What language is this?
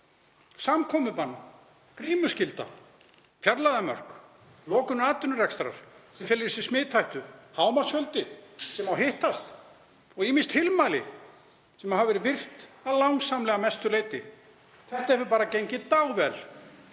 Icelandic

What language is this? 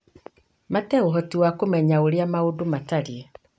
Kikuyu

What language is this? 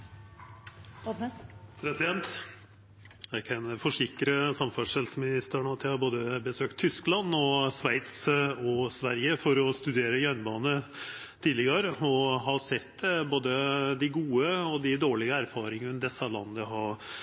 Norwegian Nynorsk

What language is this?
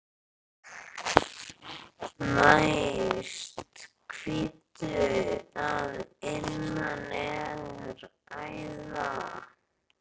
Icelandic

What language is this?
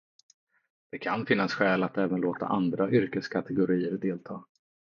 Swedish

